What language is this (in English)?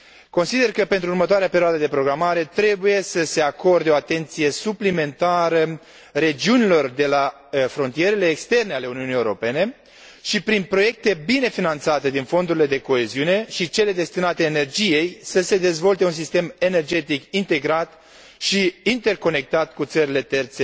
Romanian